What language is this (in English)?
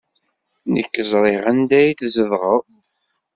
Kabyle